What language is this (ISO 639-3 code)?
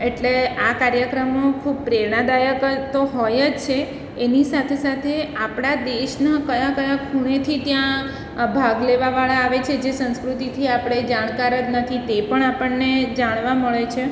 guj